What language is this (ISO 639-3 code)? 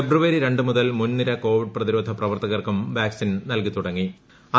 mal